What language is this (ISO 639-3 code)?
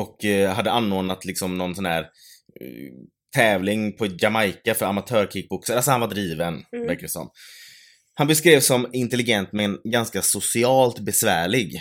swe